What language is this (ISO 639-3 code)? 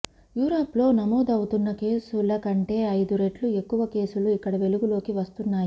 tel